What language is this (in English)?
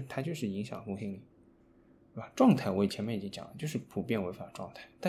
Chinese